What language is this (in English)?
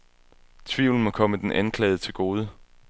Danish